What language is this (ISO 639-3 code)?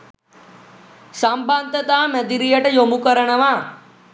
sin